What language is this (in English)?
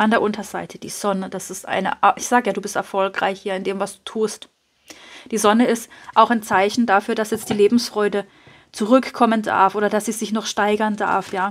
German